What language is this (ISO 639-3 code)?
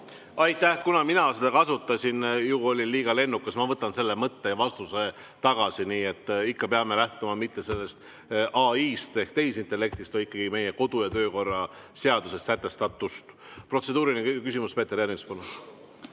est